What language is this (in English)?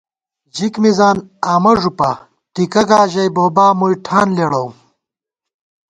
Gawar-Bati